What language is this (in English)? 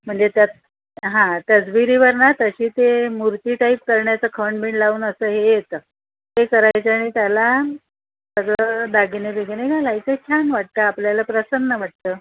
Marathi